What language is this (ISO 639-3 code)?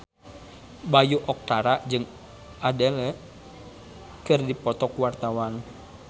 sun